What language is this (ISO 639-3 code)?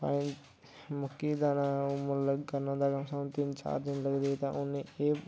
doi